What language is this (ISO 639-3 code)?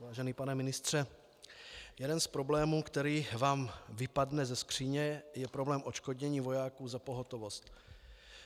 ces